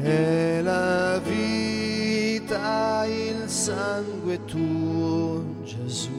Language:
Italian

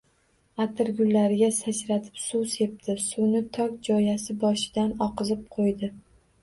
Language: Uzbek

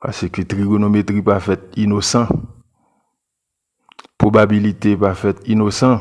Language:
French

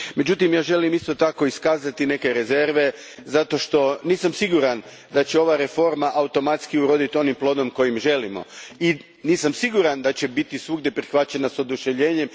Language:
Croatian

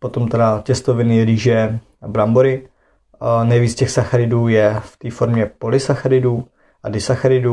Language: Czech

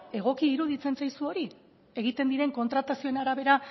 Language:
Basque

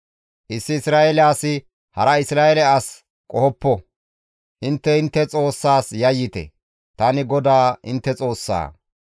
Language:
Gamo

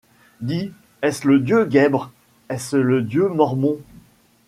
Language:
French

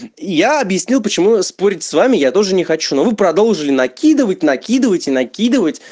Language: Russian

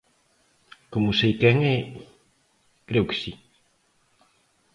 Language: Galician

